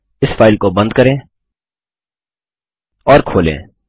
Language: Hindi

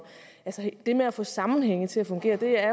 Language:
Danish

